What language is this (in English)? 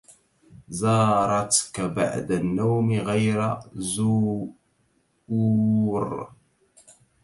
Arabic